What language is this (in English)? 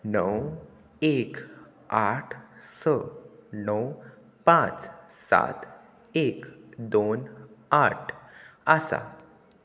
Konkani